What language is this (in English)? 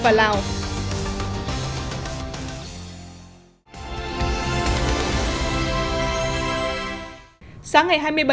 Vietnamese